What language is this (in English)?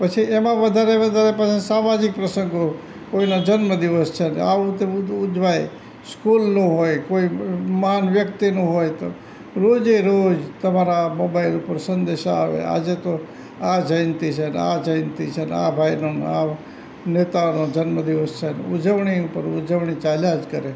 Gujarati